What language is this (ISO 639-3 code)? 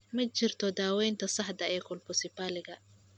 som